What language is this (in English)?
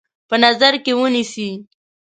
Pashto